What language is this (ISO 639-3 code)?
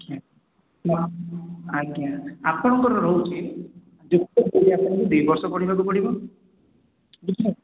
ori